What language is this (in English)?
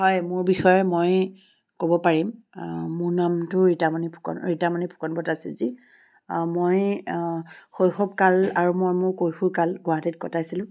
Assamese